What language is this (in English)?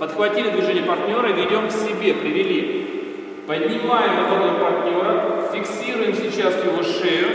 Russian